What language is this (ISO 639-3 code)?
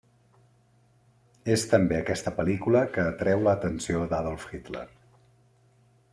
cat